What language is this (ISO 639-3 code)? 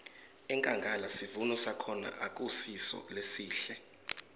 ssw